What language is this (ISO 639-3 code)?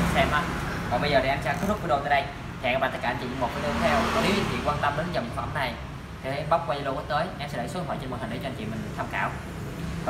vie